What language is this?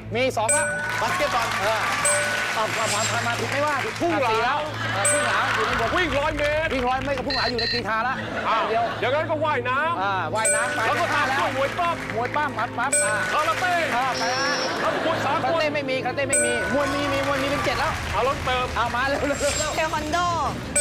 Thai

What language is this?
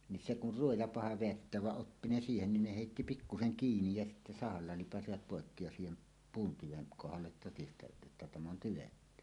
Finnish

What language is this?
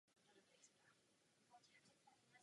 Czech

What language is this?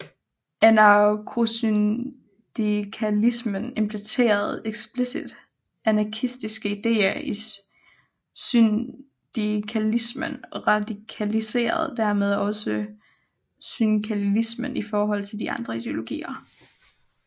Danish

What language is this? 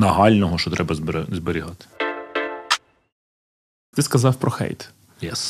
Ukrainian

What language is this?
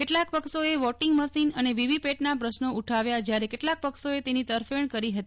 Gujarati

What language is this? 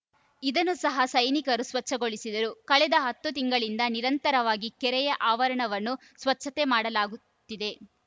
Kannada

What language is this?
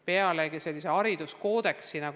Estonian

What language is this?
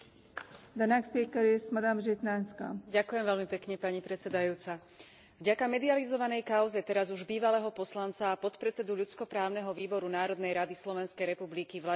Slovak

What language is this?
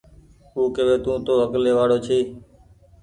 Goaria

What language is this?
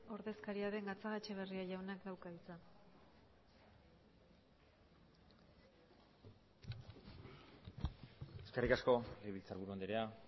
Basque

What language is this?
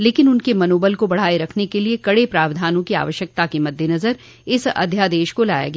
Hindi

